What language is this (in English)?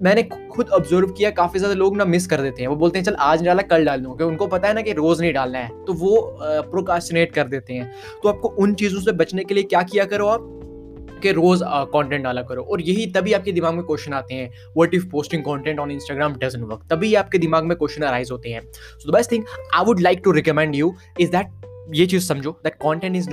Hindi